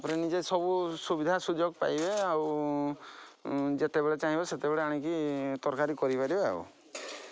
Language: Odia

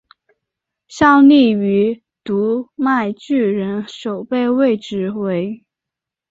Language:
Chinese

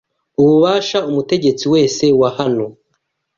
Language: Kinyarwanda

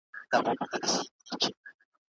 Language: Pashto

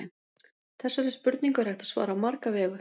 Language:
Icelandic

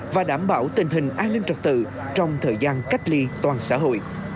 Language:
Vietnamese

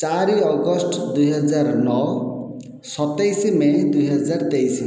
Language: Odia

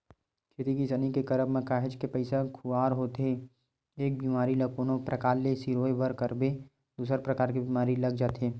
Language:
Chhattisgarhi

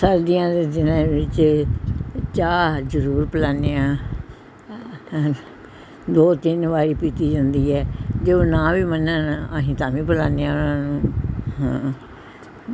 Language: Punjabi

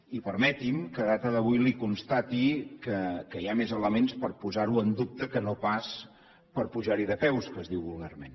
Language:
Catalan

